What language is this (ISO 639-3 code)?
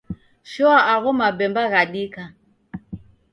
dav